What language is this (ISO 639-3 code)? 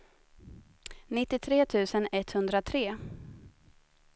swe